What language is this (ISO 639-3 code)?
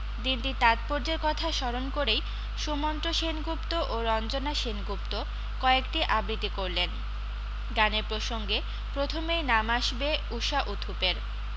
ben